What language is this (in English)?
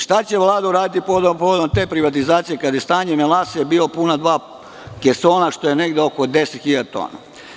Serbian